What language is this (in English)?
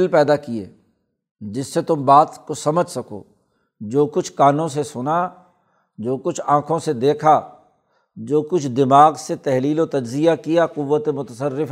Urdu